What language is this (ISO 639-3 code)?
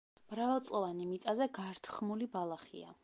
kat